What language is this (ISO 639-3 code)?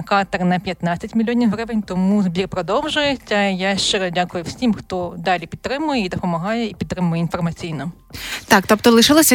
ukr